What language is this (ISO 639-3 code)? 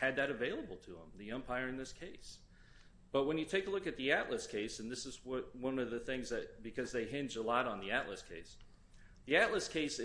eng